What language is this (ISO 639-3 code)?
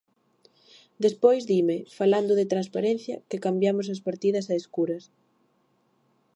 glg